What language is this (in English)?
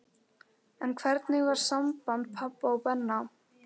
Icelandic